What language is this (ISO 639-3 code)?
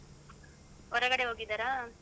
kan